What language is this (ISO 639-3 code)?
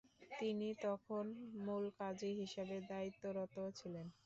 ben